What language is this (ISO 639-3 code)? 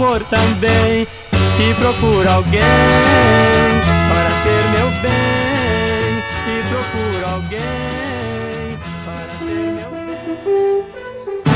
por